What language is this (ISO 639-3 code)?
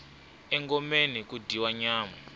tso